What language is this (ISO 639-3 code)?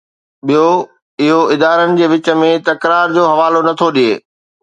snd